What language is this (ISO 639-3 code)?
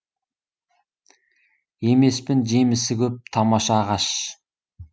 kaz